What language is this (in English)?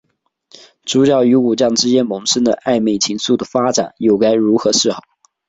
Chinese